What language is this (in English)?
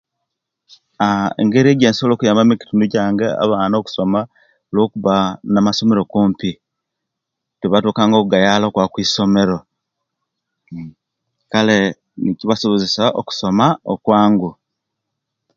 Kenyi